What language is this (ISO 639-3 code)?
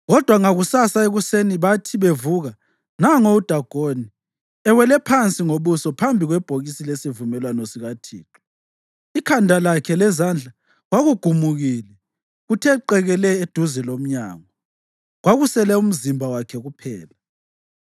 nde